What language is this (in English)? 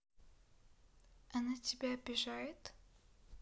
Russian